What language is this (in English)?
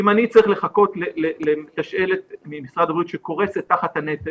Hebrew